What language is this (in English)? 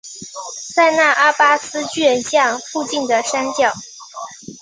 Chinese